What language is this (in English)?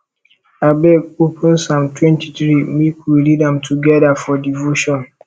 Nigerian Pidgin